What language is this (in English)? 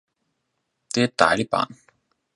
Danish